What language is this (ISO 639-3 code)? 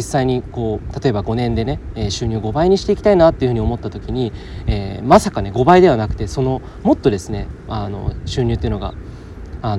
jpn